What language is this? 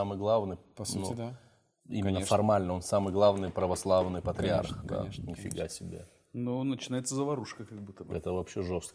Russian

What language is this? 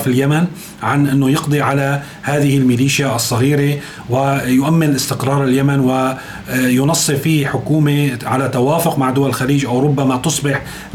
Arabic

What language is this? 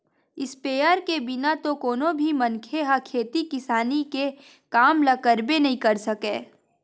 Chhattisgarhi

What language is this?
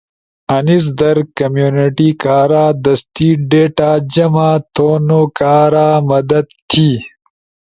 Ushojo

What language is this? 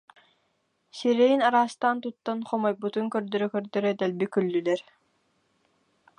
Yakut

